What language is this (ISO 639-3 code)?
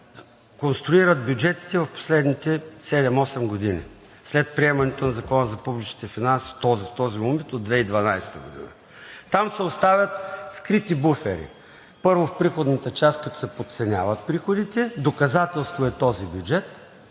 bul